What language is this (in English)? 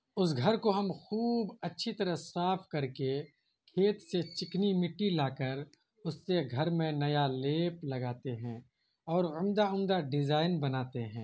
Urdu